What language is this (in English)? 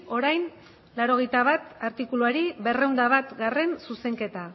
Basque